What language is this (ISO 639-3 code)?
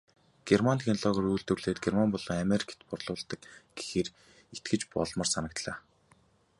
mon